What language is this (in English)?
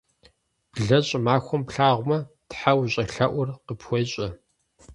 Kabardian